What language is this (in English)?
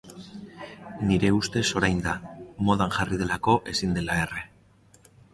Basque